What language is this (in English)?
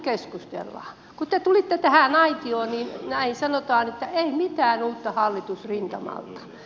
Finnish